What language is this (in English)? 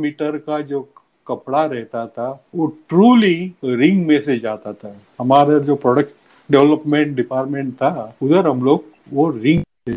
Hindi